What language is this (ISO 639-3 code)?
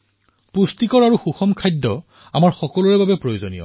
asm